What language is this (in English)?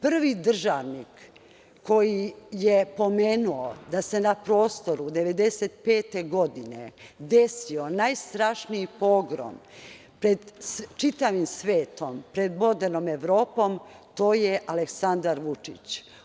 Serbian